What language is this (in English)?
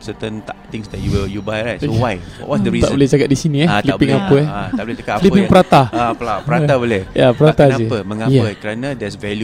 Malay